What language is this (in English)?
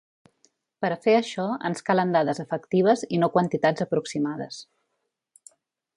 Catalan